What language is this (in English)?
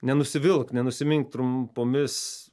Lithuanian